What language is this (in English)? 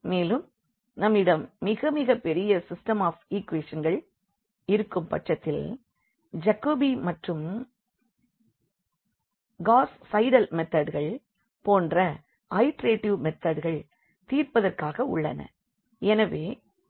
Tamil